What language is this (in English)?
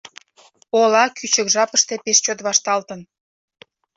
Mari